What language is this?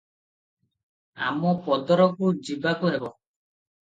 Odia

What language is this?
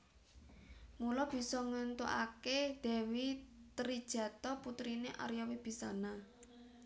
Javanese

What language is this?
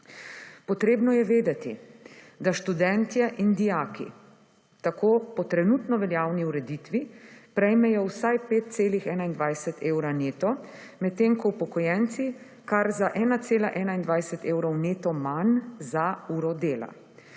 Slovenian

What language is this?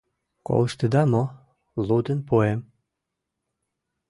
Mari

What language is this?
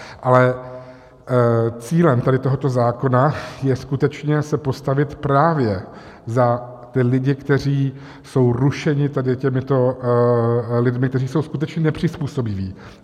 Czech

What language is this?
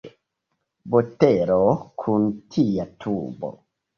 Esperanto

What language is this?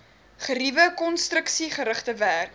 Afrikaans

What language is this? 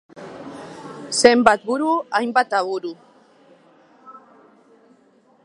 Basque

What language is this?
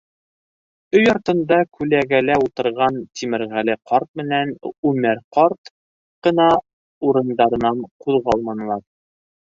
Bashkir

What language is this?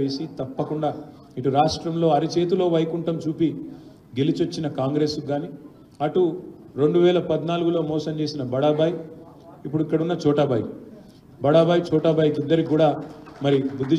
Telugu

